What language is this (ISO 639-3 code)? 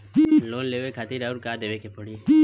bho